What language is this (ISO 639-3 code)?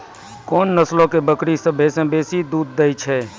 mai